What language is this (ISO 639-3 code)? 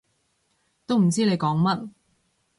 yue